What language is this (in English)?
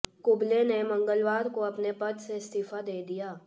Hindi